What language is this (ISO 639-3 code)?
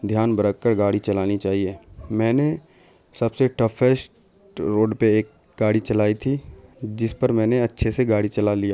urd